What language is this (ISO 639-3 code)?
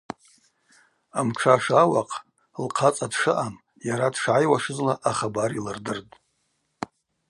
abq